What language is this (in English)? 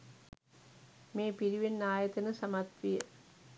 Sinhala